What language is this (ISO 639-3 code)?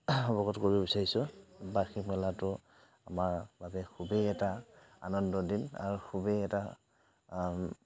asm